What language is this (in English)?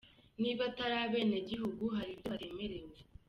Kinyarwanda